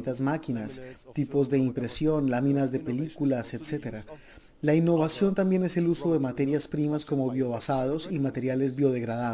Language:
Spanish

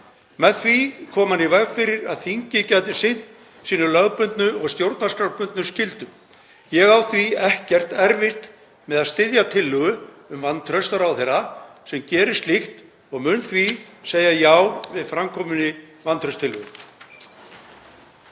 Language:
Icelandic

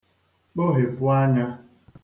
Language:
Igbo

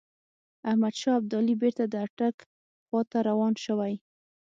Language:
Pashto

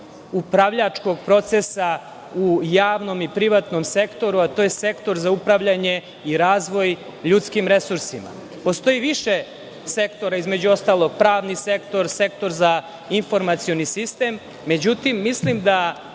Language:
Serbian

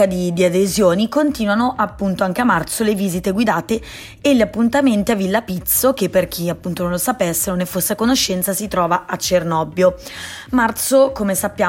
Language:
Italian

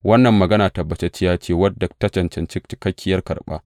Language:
Hausa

